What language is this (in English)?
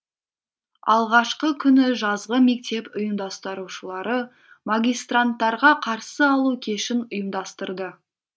Kazakh